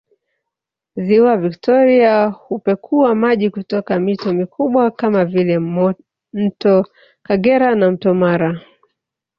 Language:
Swahili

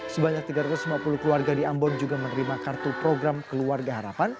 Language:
Indonesian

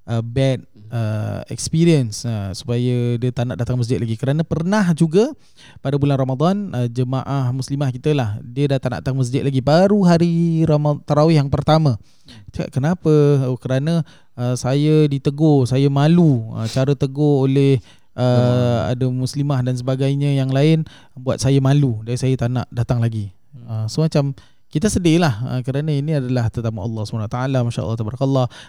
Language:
Malay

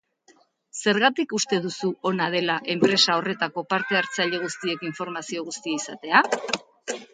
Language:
Basque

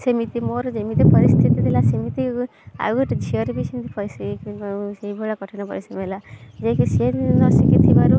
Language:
Odia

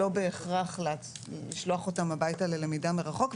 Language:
Hebrew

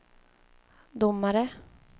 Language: Swedish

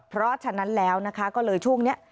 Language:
Thai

